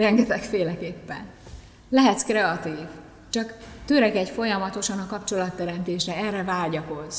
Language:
Hungarian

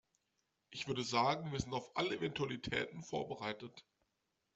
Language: German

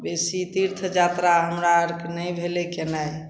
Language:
Maithili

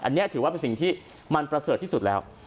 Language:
Thai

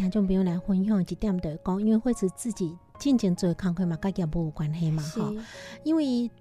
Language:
Chinese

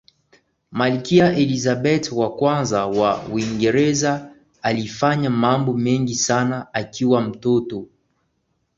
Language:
Swahili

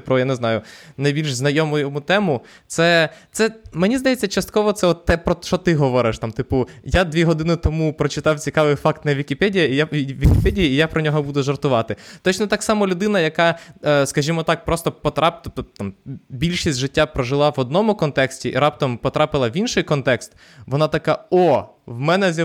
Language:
Ukrainian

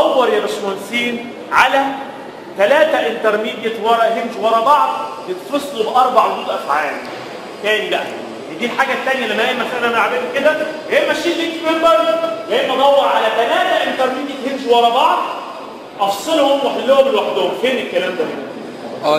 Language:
Arabic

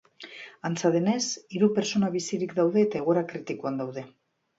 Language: Basque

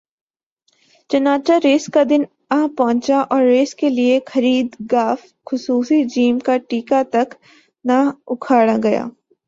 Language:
Urdu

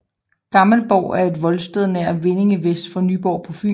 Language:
Danish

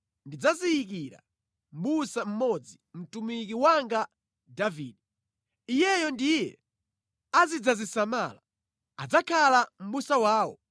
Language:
Nyanja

